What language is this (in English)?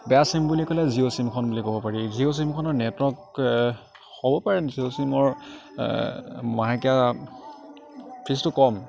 Assamese